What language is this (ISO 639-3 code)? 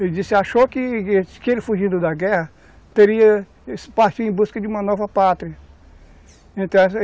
por